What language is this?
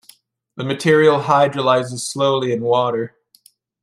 English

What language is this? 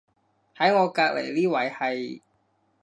Cantonese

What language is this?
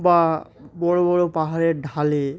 Bangla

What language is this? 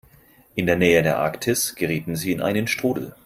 German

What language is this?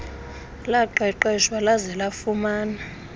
Xhosa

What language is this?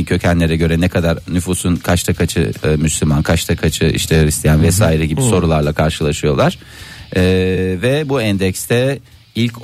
Turkish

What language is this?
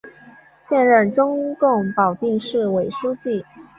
Chinese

